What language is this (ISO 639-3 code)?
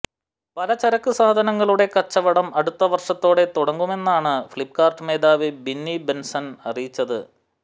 mal